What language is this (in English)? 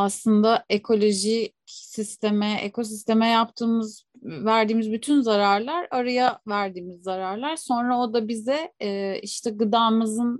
Turkish